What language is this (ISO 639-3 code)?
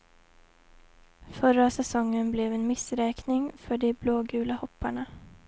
swe